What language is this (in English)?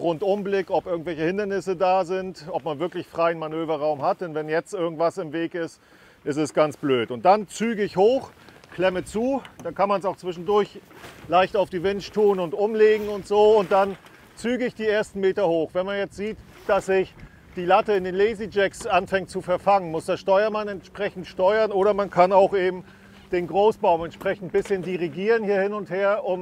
German